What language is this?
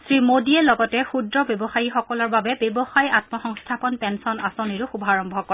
Assamese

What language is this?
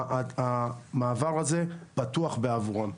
Hebrew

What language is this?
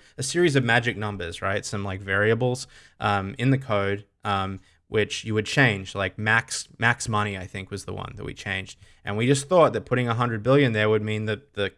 English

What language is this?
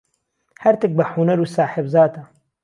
Central Kurdish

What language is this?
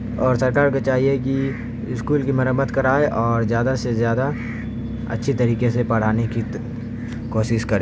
Urdu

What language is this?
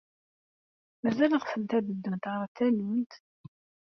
Kabyle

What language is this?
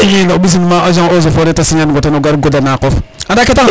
Serer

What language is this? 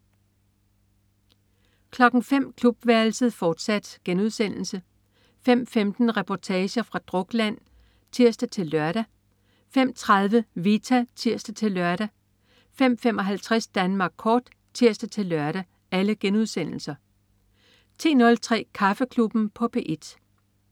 Danish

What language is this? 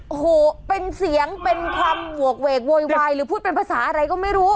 Thai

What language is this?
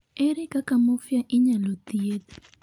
Luo (Kenya and Tanzania)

